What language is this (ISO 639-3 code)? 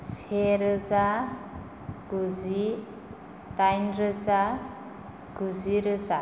brx